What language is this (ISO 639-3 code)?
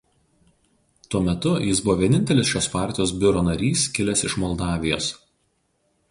lit